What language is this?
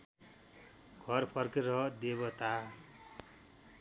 Nepali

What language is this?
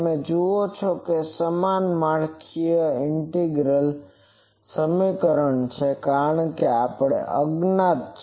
Gujarati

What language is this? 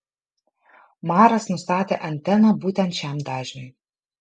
Lithuanian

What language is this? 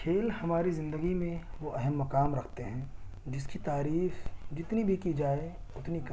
Urdu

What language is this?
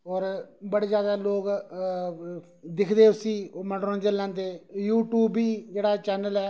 Dogri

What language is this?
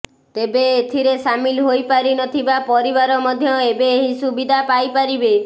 Odia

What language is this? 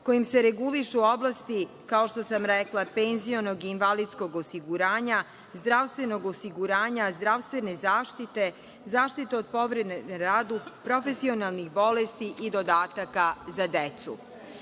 Serbian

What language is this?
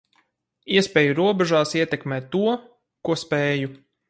Latvian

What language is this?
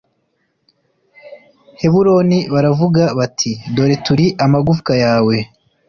Kinyarwanda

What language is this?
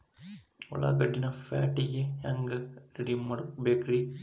Kannada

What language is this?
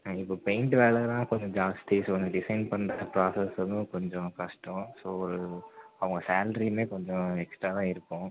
Tamil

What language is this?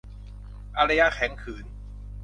Thai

